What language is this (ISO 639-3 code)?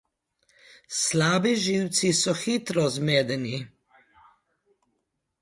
slv